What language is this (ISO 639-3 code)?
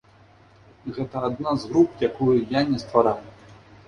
bel